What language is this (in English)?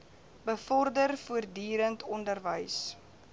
Afrikaans